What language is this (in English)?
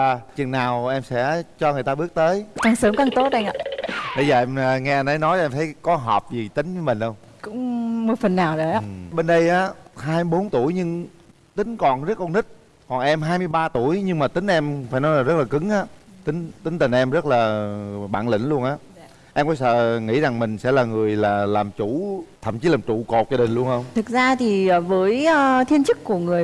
Vietnamese